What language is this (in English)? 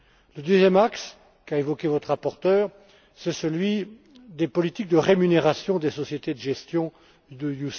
French